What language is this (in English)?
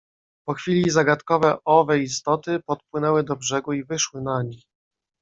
Polish